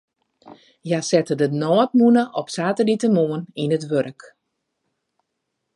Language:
Western Frisian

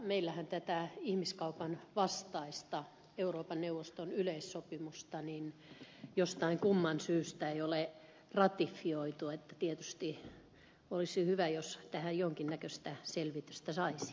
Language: Finnish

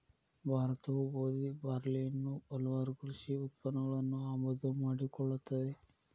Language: Kannada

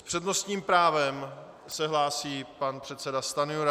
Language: Czech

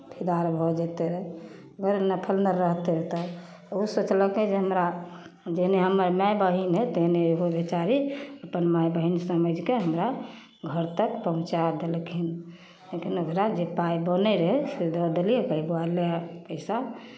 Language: Maithili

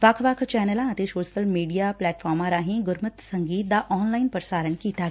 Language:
Punjabi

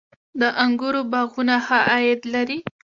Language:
Pashto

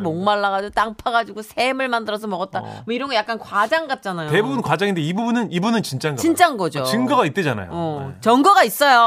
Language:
Korean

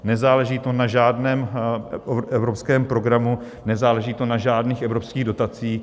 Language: Czech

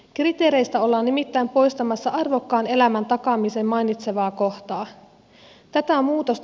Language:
Finnish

